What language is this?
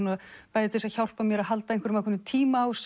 Icelandic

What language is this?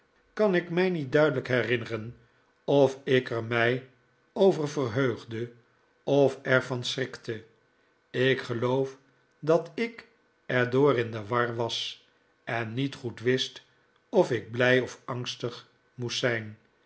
Dutch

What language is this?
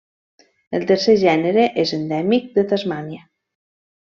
Catalan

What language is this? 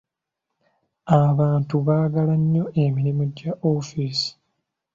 Ganda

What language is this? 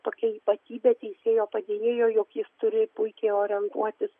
Lithuanian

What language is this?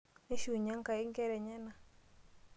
Masai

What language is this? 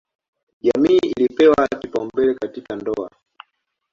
Swahili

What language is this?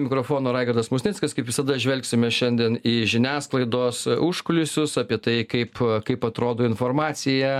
Lithuanian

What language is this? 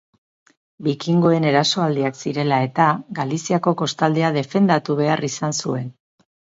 Basque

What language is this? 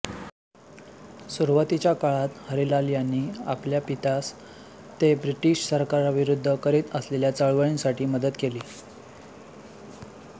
Marathi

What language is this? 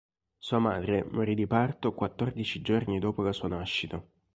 Italian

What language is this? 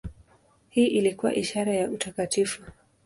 Swahili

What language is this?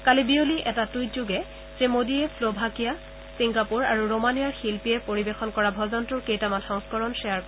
Assamese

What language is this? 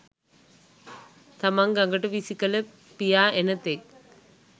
Sinhala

